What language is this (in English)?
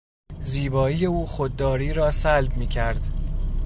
Persian